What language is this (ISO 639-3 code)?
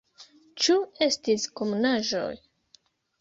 epo